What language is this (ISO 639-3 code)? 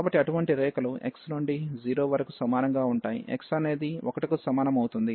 tel